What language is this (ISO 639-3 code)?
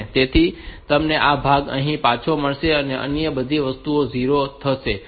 guj